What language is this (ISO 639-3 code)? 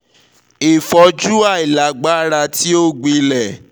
yor